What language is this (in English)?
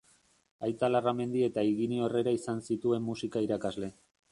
Basque